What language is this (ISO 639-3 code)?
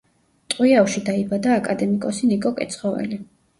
kat